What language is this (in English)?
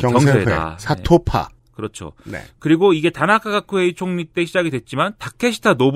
Korean